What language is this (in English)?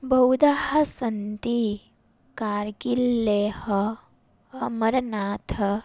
Sanskrit